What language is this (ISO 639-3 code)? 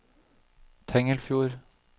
nor